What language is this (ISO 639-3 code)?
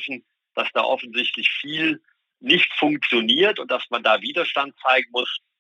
deu